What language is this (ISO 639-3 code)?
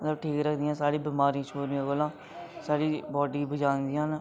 doi